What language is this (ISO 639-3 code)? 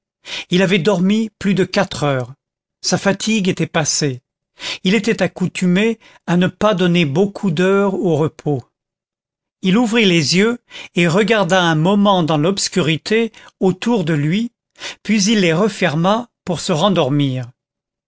fra